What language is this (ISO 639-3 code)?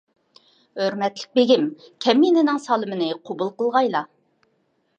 uig